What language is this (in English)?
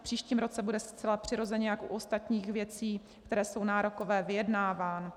Czech